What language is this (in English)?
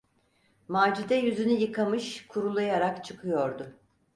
Turkish